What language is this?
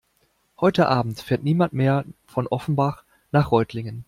German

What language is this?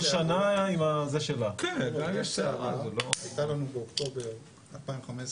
Hebrew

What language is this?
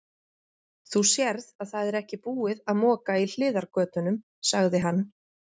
Icelandic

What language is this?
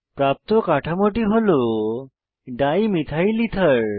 Bangla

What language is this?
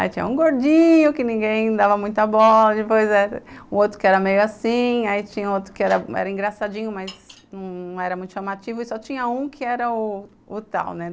Portuguese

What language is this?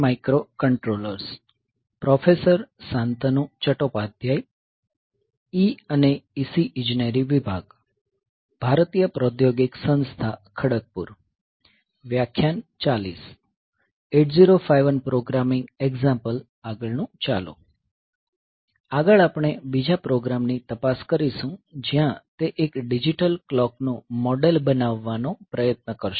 Gujarati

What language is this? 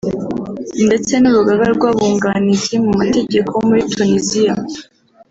Kinyarwanda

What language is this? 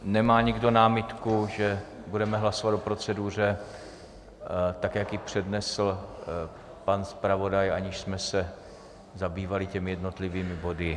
Czech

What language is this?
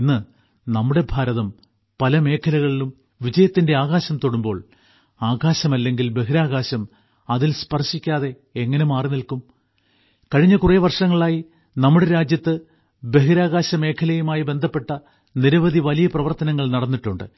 Malayalam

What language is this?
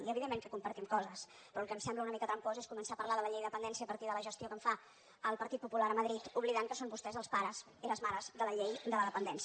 Catalan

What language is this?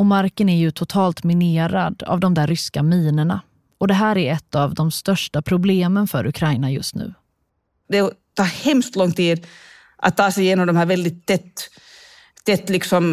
Swedish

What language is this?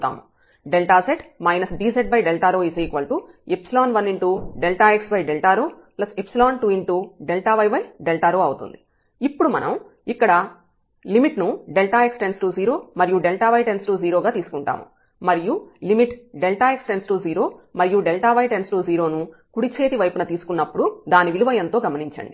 Telugu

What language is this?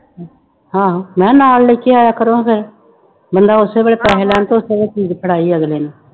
Punjabi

